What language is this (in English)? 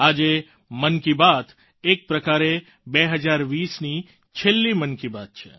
Gujarati